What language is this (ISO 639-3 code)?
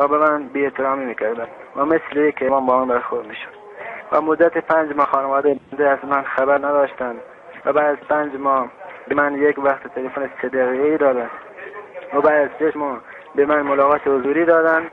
fas